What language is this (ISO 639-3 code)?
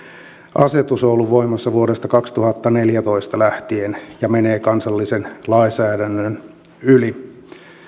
fin